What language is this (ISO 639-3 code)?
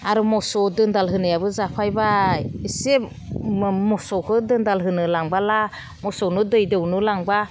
brx